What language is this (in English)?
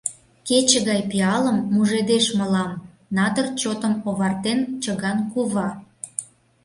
Mari